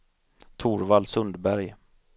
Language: Swedish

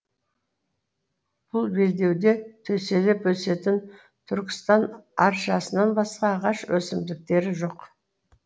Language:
Kazakh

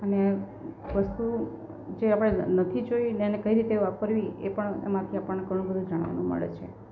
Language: Gujarati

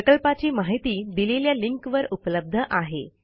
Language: Marathi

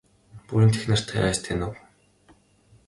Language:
Mongolian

